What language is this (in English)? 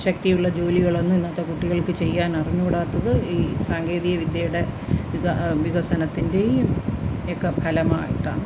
Malayalam